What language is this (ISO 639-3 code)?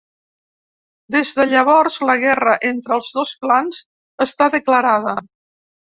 cat